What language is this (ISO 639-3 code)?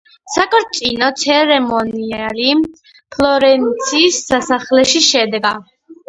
kat